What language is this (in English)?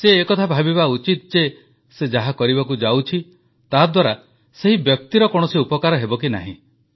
Odia